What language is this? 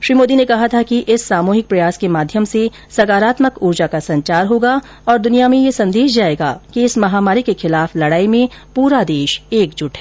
Hindi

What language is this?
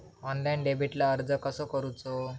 Marathi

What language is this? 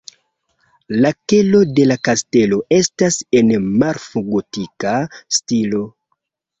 Esperanto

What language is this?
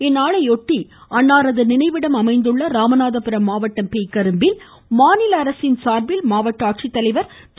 Tamil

